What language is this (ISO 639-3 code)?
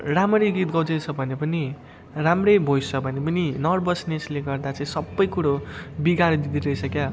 nep